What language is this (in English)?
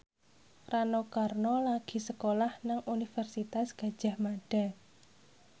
Javanese